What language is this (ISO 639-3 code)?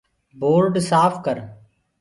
ggg